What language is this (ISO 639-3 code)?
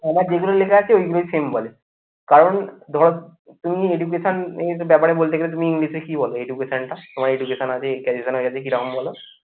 ben